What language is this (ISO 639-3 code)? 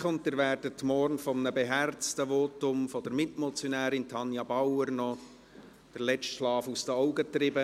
gsw